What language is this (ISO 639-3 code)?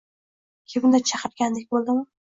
uzb